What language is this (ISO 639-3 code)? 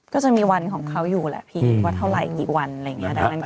tha